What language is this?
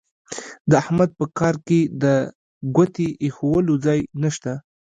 Pashto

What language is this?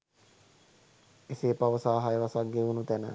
Sinhala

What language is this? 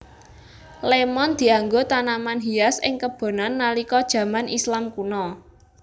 Javanese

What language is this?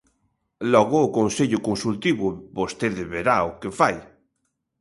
Galician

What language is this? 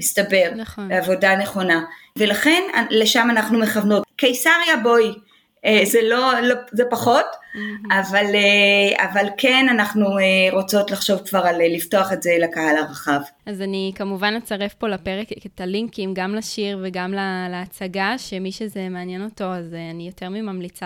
Hebrew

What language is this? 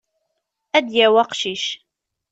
Kabyle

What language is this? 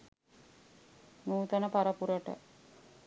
Sinhala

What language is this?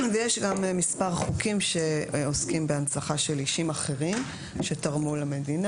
Hebrew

